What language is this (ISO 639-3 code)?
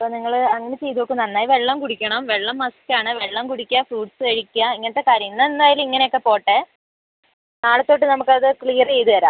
mal